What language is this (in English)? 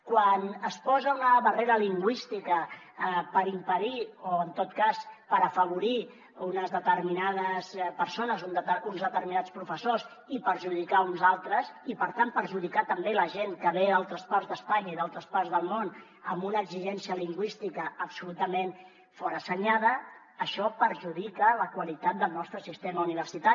Catalan